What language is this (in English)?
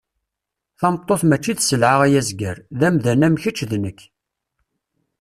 Kabyle